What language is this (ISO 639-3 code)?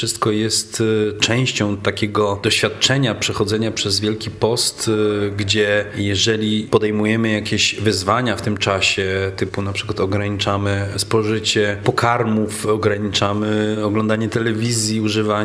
pol